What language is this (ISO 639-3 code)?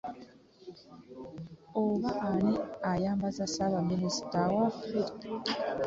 lug